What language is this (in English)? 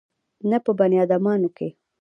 Pashto